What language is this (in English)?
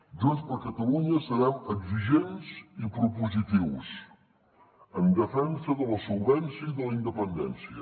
Catalan